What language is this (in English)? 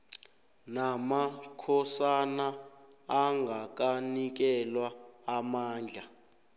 South Ndebele